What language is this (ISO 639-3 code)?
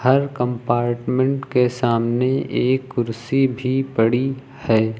hin